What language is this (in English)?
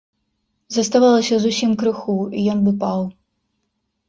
Belarusian